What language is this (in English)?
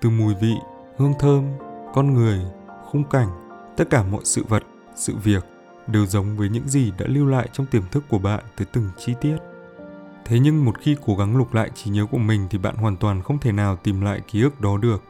Vietnamese